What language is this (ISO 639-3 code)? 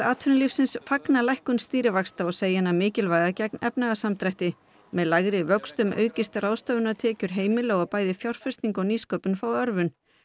isl